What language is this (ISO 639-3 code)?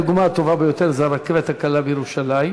heb